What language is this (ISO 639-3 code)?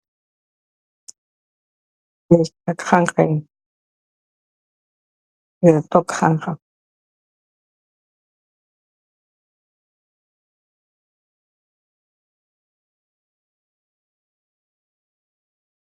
wol